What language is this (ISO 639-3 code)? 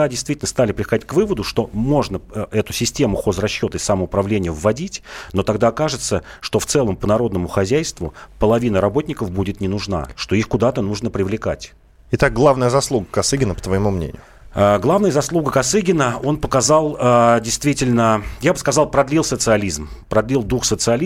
rus